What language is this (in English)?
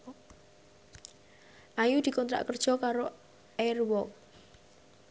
Javanese